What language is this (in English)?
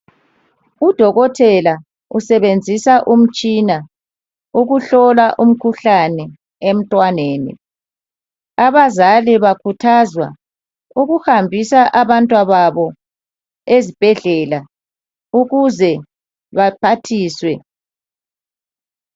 North Ndebele